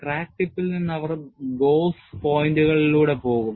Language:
Malayalam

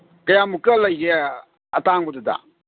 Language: Manipuri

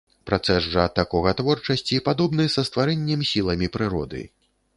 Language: Belarusian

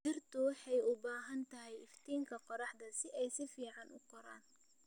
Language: Somali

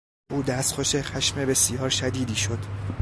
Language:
Persian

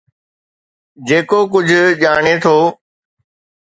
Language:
Sindhi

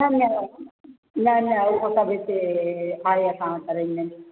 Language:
Sindhi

